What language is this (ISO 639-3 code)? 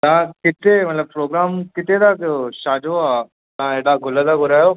snd